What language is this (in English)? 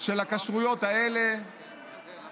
Hebrew